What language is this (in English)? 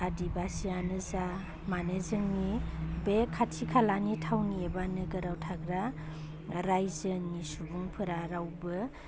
Bodo